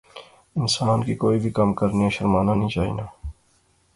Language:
Pahari-Potwari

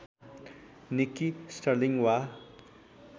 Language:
Nepali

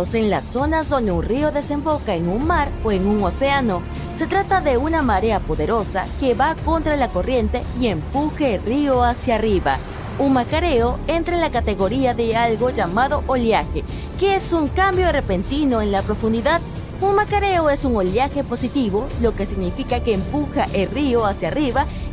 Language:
Spanish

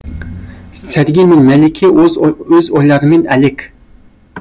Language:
Kazakh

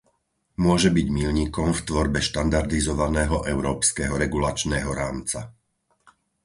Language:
Slovak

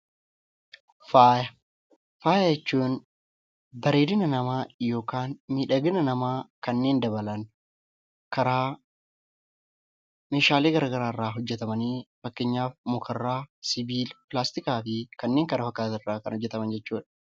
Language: Oromo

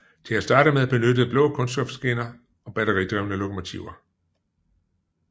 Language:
Danish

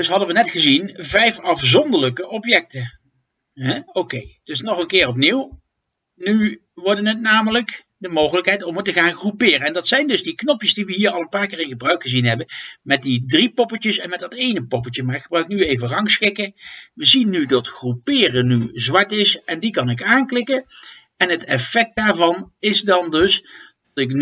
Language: Dutch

